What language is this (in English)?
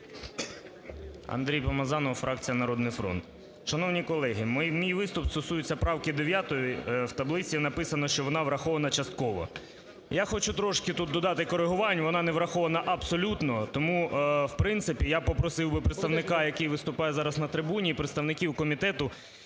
Ukrainian